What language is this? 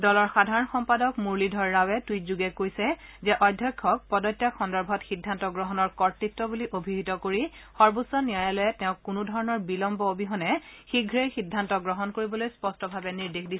Assamese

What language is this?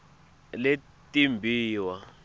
Swati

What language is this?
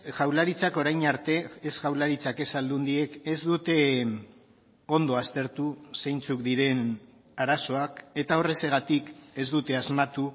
Basque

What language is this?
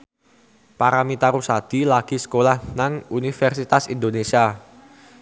Javanese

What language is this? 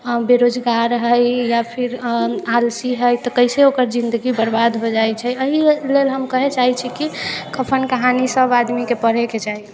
Maithili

